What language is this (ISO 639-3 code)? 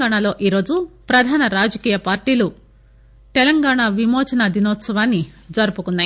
tel